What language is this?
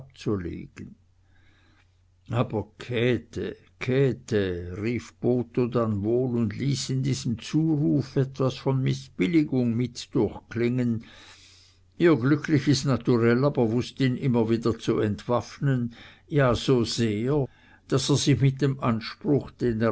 German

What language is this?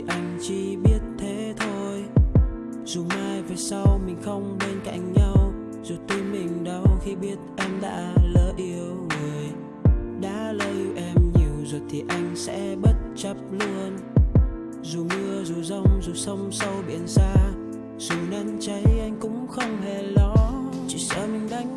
Vietnamese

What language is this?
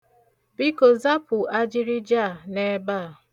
Igbo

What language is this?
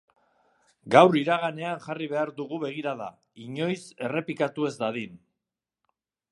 Basque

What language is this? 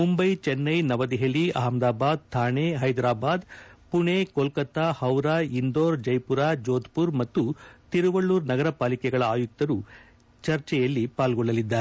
Kannada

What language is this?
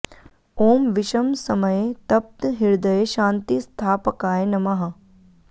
Sanskrit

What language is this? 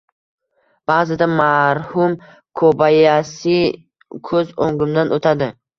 Uzbek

